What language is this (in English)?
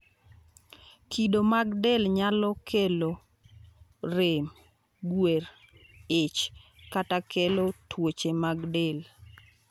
Luo (Kenya and Tanzania)